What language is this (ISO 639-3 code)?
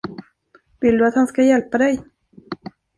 swe